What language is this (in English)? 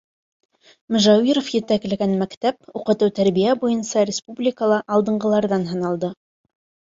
Bashkir